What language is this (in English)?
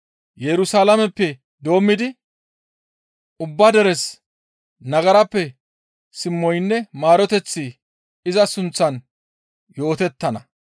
Gamo